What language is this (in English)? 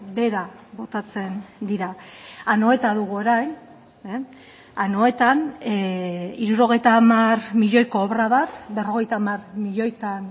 Basque